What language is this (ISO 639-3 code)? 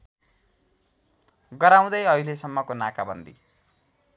nep